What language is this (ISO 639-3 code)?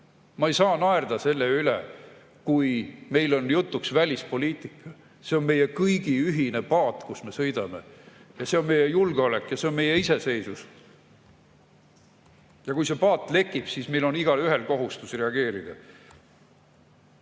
est